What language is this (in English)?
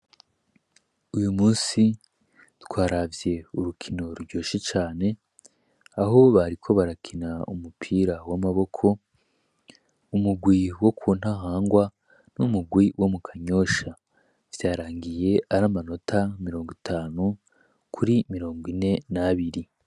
Rundi